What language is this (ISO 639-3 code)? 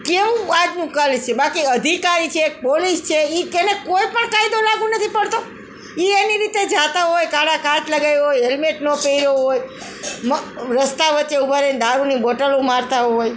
guj